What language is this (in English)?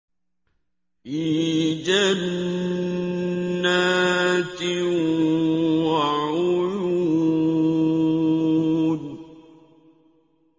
Arabic